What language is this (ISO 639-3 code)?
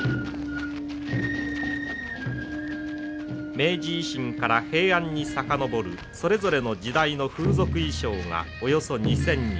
jpn